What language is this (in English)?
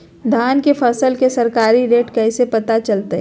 Magahi